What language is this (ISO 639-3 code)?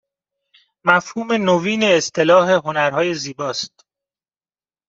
fas